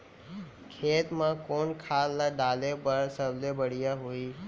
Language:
Chhattisgarhi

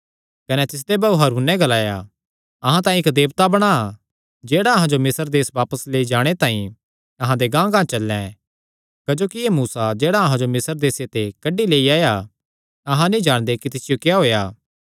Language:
Kangri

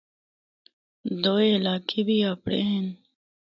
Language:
Northern Hindko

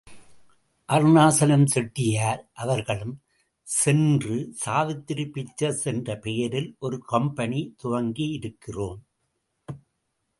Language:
Tamil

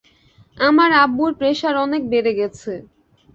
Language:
Bangla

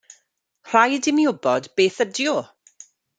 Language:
Welsh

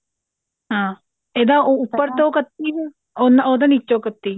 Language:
Punjabi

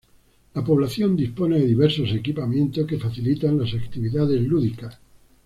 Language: Spanish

